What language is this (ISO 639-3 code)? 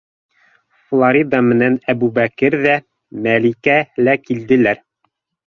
bak